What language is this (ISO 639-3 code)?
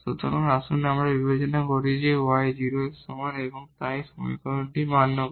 ben